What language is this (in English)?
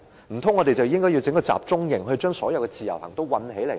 Cantonese